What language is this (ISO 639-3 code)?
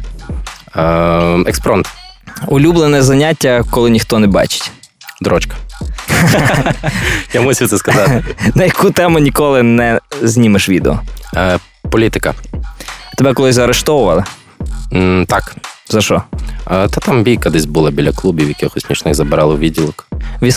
ukr